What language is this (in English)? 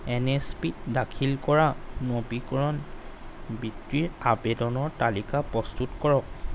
Assamese